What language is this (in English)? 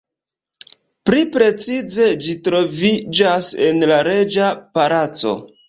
Esperanto